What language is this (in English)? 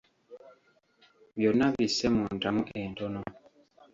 Ganda